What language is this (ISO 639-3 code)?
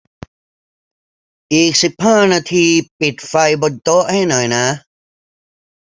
tha